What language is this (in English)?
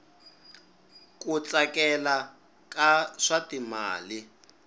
Tsonga